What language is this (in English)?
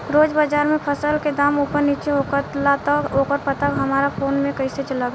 Bhojpuri